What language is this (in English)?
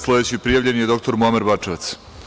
Serbian